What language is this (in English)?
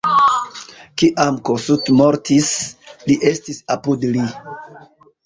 Esperanto